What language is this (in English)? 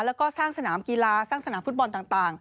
Thai